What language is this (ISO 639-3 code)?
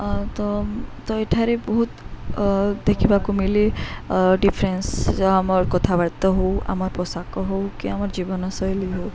ori